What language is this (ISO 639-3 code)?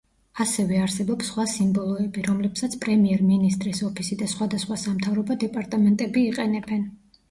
kat